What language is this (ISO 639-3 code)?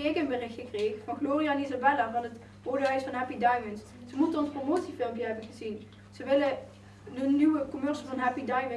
nld